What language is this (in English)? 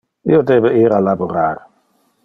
Interlingua